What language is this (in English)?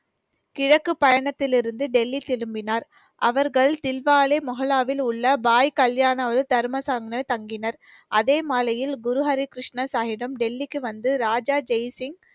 Tamil